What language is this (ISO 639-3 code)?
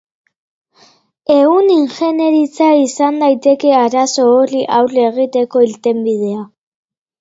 eus